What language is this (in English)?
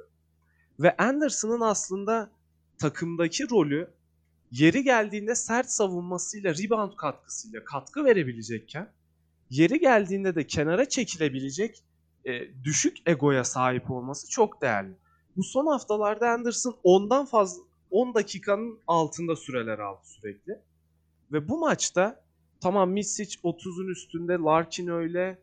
Turkish